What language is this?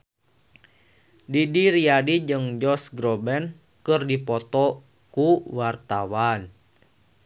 Sundanese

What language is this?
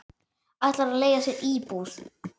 Icelandic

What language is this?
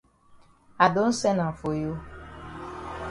Cameroon Pidgin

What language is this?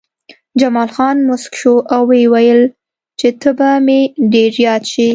Pashto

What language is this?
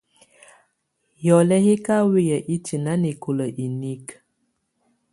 Tunen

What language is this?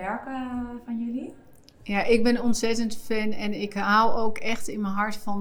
Dutch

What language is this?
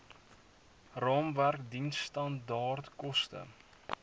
Afrikaans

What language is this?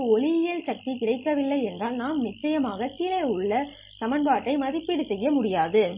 Tamil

